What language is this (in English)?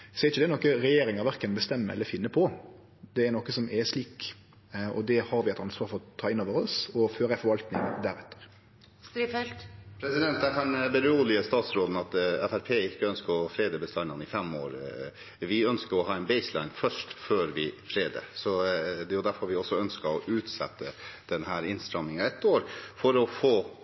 Norwegian